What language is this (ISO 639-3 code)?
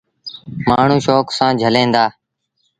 sbn